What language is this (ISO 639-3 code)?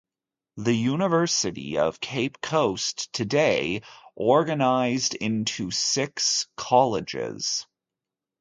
eng